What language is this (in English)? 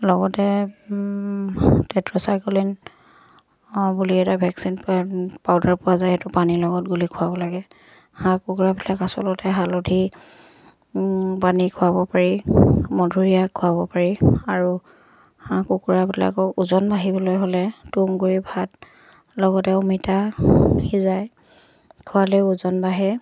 Assamese